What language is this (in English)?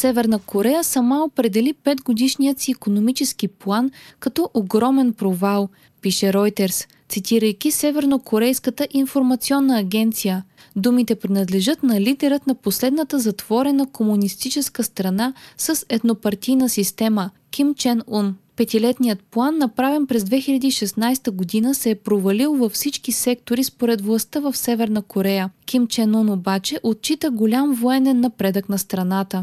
Bulgarian